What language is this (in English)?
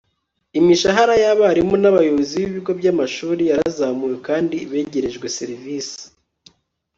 Kinyarwanda